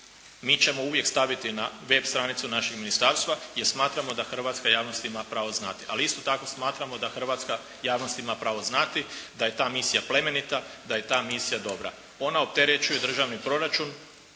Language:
Croatian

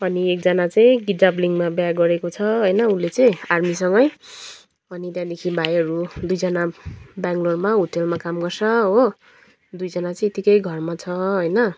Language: Nepali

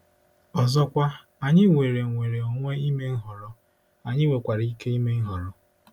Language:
Igbo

